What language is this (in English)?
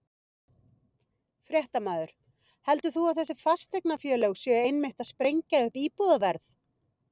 Icelandic